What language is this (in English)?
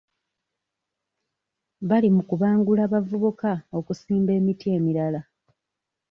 Ganda